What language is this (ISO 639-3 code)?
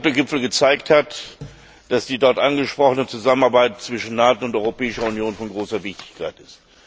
deu